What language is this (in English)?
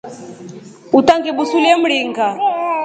Rombo